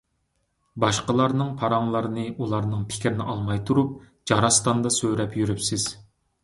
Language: Uyghur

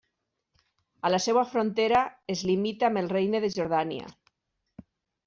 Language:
Catalan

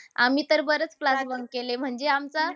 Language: Marathi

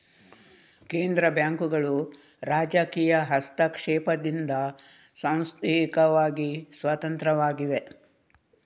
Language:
Kannada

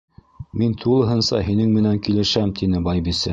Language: Bashkir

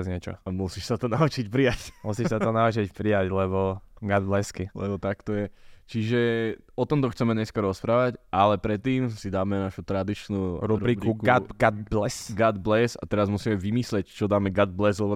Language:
Slovak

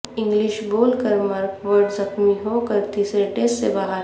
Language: Urdu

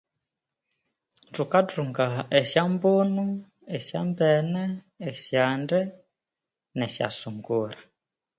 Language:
Konzo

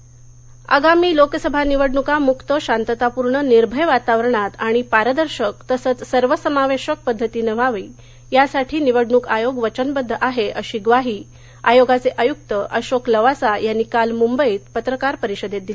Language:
Marathi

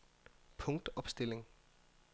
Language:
Danish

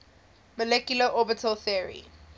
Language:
English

